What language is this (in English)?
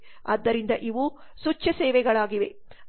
Kannada